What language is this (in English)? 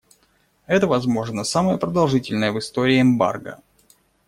Russian